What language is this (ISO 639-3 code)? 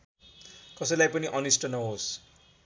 nep